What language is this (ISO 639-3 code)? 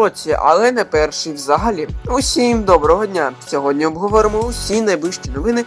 ukr